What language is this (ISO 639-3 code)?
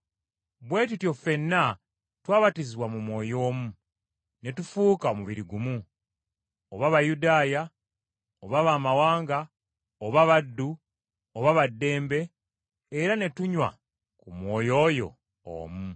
lug